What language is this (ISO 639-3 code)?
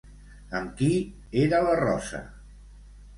cat